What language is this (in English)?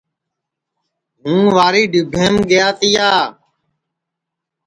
Sansi